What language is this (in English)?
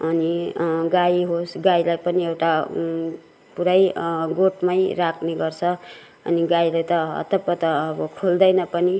Nepali